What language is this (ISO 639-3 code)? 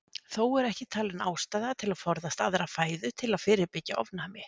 isl